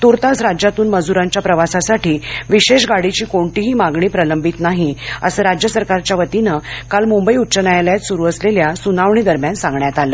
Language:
Marathi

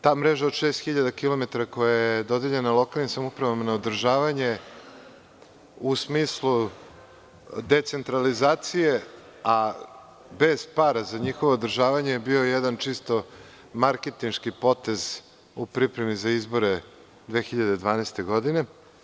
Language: Serbian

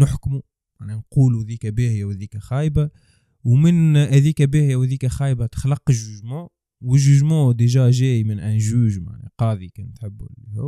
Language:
Arabic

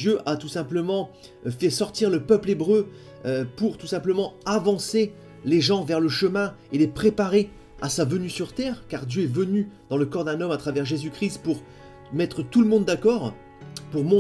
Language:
French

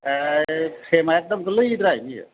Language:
Bodo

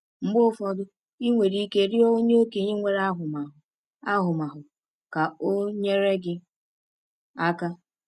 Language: Igbo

